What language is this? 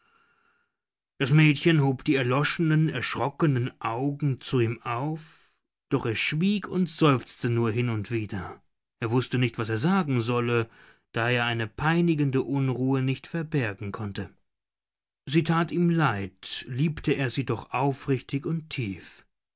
German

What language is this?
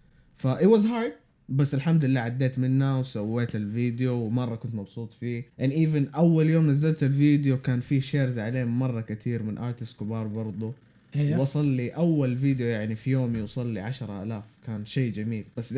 Arabic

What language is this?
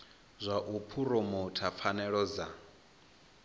Venda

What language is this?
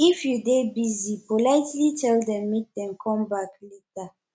Nigerian Pidgin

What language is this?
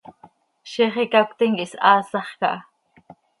Seri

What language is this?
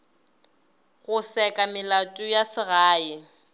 Northern Sotho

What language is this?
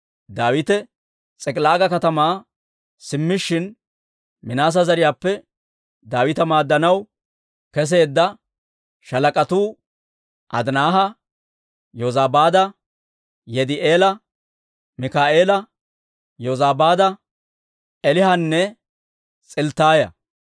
Dawro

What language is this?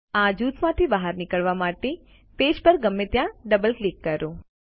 Gujarati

